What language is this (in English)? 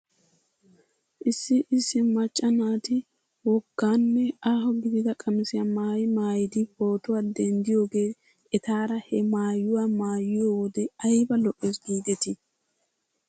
Wolaytta